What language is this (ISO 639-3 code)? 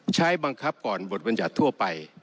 tha